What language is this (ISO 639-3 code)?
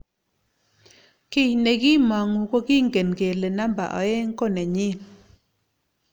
kln